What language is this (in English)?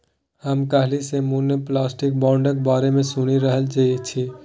Maithili